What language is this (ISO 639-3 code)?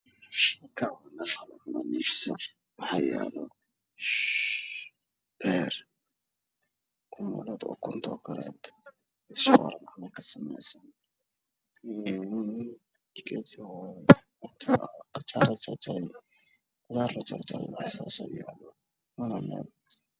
som